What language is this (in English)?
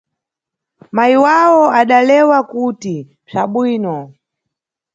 Nyungwe